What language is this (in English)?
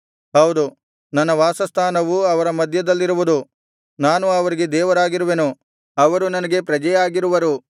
Kannada